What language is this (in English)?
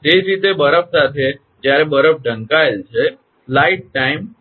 Gujarati